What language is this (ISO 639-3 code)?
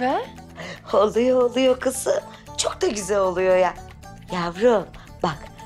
tur